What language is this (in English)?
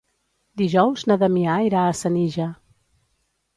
Catalan